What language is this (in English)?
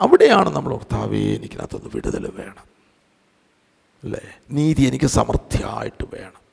Malayalam